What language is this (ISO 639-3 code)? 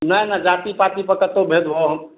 mai